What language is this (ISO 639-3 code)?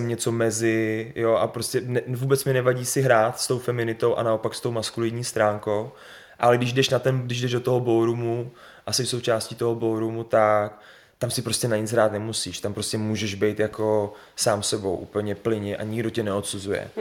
ces